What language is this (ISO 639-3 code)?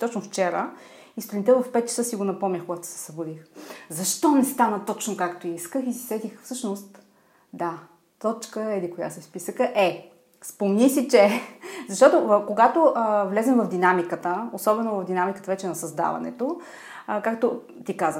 bul